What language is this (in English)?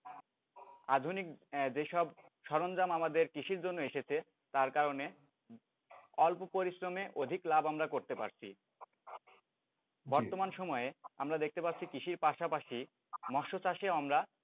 Bangla